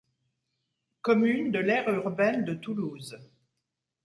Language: French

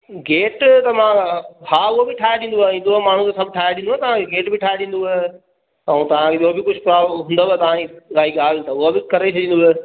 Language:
Sindhi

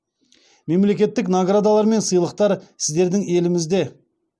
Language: Kazakh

